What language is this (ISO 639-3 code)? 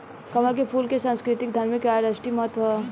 bho